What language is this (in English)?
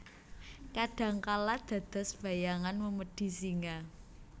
Javanese